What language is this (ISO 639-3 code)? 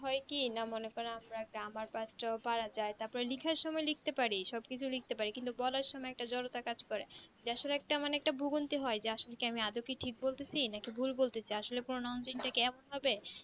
ben